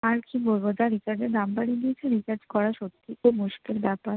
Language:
Bangla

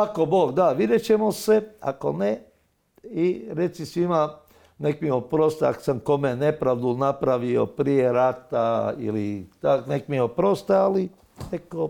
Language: Croatian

